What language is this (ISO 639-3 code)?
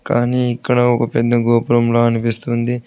tel